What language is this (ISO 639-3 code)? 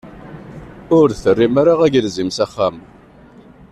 kab